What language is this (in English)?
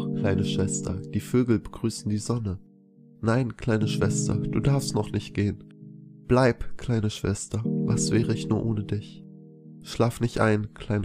German